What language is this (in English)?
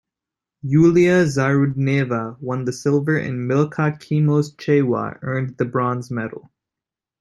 English